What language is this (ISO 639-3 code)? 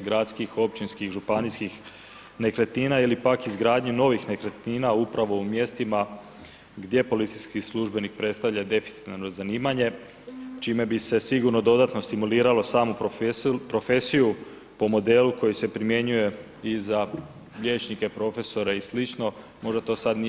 hrv